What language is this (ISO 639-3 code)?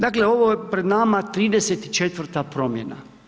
hrv